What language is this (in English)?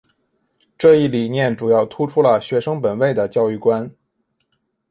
Chinese